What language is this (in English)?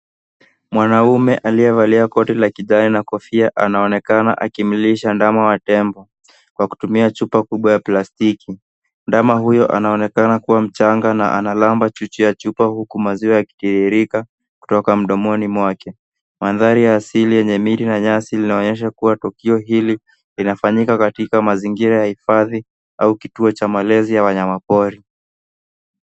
Swahili